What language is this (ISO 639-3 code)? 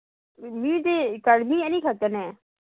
mni